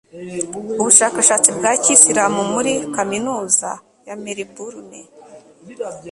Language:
Kinyarwanda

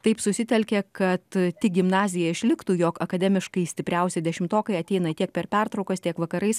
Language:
Lithuanian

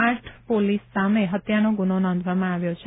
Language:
Gujarati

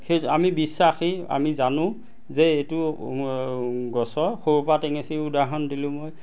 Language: Assamese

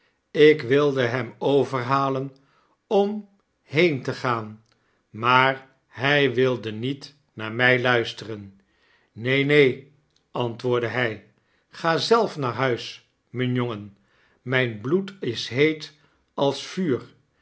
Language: Dutch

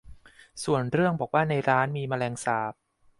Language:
Thai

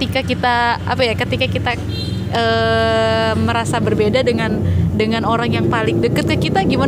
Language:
Indonesian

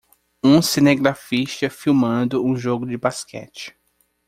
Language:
Portuguese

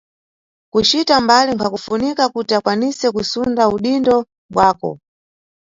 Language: Nyungwe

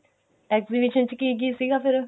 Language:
Punjabi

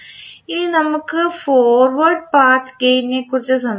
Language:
Malayalam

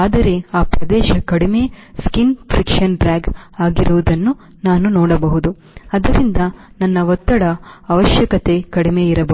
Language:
Kannada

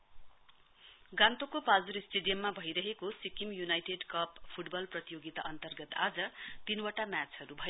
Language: Nepali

